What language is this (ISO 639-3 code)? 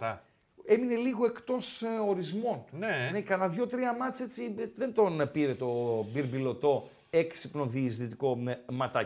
ell